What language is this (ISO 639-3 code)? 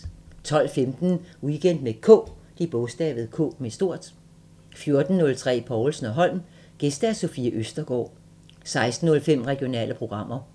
dan